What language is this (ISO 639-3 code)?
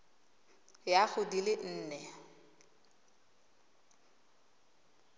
tsn